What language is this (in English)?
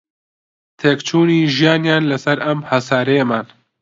Central Kurdish